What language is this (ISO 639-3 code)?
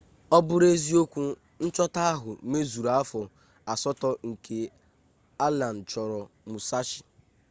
ibo